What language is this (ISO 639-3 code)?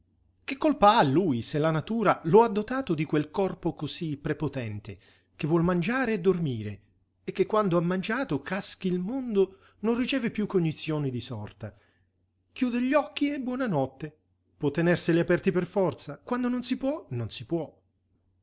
ita